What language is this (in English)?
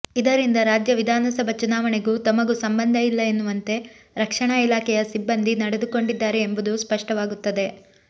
Kannada